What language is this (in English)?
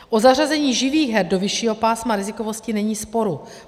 Czech